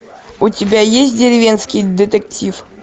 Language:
Russian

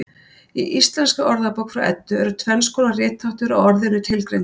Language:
Icelandic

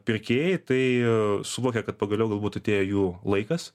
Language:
Lithuanian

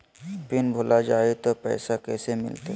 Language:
Magahi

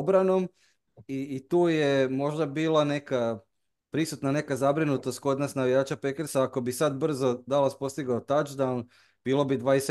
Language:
Croatian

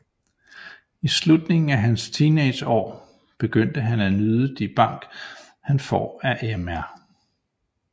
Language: Danish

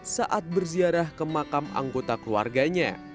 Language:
Indonesian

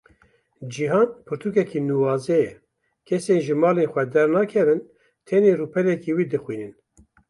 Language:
Kurdish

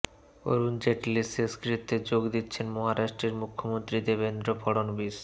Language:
Bangla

